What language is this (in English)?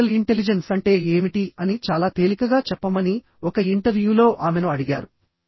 Telugu